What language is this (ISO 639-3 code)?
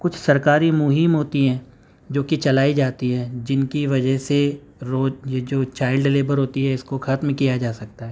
urd